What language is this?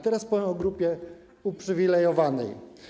Polish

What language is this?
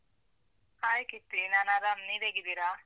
Kannada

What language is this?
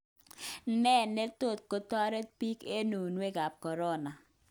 Kalenjin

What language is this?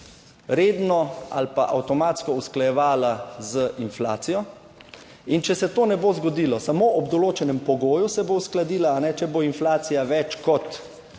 Slovenian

